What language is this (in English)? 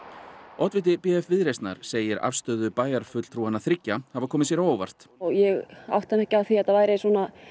Icelandic